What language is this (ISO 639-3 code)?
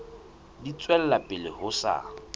sot